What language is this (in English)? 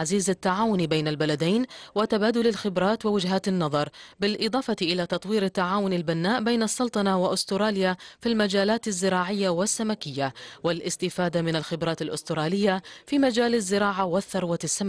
Arabic